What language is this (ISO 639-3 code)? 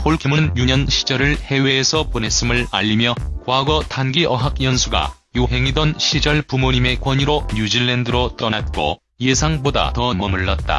kor